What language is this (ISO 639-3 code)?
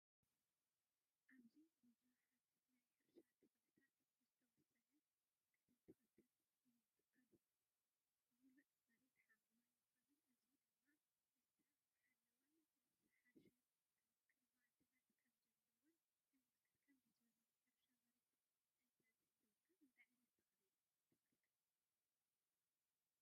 tir